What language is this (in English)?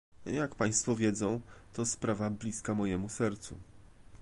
Polish